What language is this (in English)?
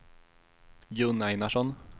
Swedish